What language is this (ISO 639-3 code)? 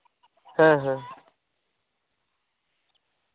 sat